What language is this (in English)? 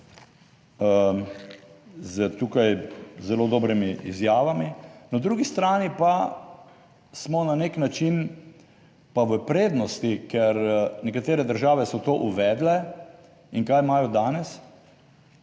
Slovenian